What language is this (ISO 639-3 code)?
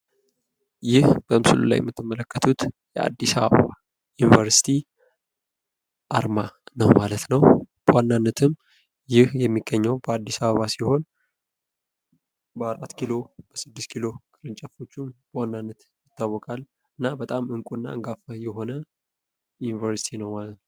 amh